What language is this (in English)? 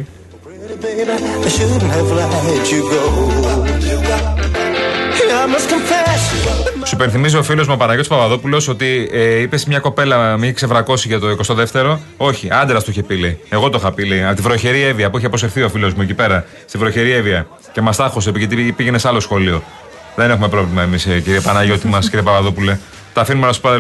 Greek